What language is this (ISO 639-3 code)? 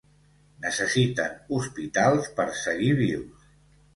cat